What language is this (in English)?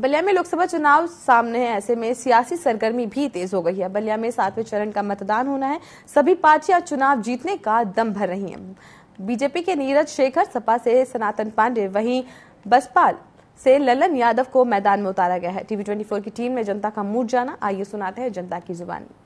Hindi